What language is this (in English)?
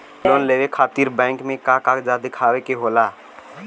Bhojpuri